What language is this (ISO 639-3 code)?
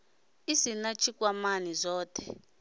ven